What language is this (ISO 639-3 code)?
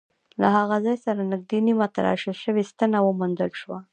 pus